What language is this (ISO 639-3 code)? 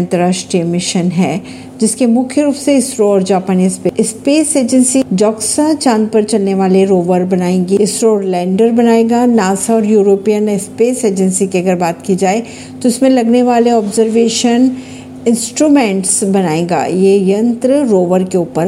hin